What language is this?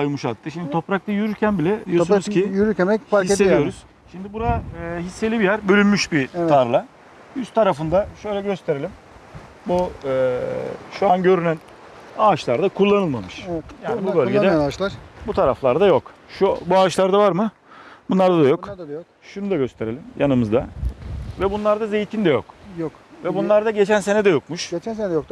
Turkish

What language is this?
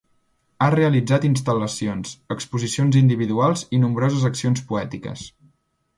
Catalan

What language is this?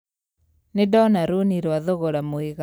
Kikuyu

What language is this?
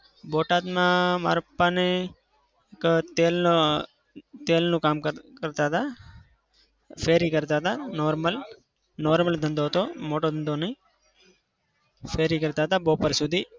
Gujarati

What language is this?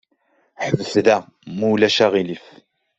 Kabyle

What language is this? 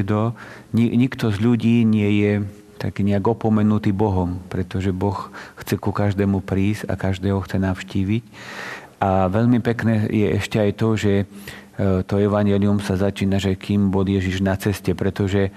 Slovak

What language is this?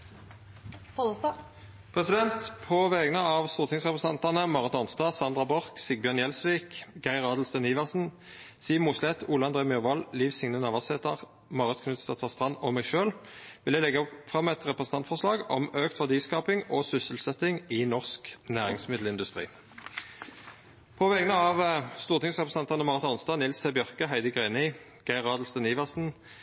Norwegian Nynorsk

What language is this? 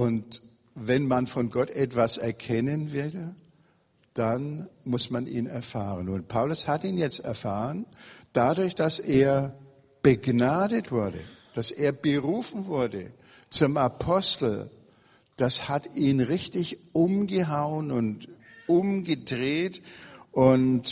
German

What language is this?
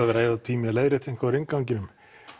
Icelandic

